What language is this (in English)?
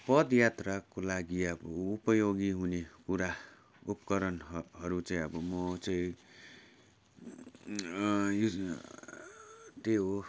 Nepali